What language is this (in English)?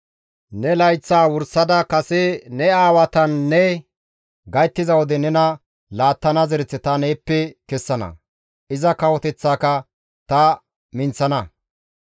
Gamo